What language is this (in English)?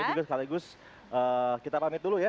Indonesian